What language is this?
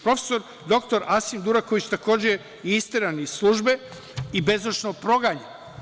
Serbian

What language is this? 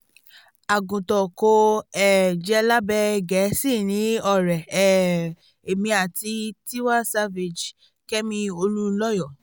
Yoruba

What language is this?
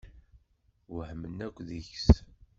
Kabyle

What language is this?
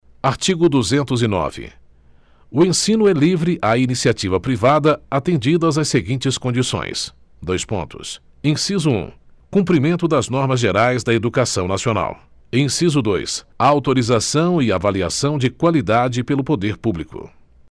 Portuguese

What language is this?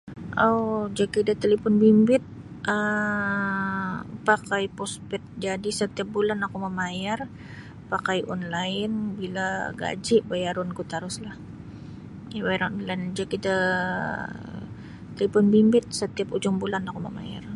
Sabah Bisaya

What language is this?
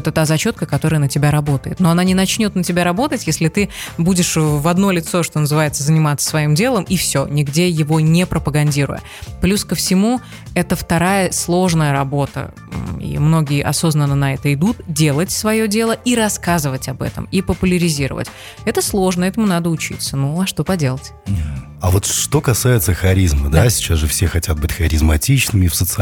Russian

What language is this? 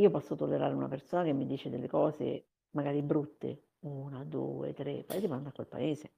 Italian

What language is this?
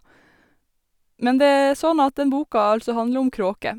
Norwegian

